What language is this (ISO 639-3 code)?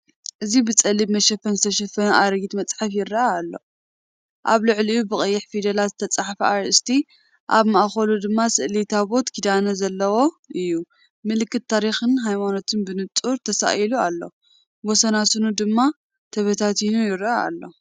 tir